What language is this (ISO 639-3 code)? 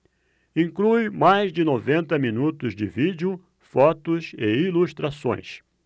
por